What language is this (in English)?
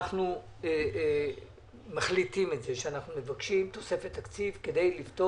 Hebrew